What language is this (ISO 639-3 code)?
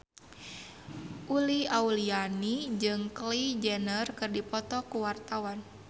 sun